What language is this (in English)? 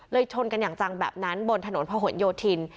Thai